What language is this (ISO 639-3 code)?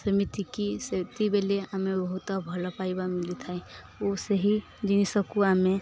ori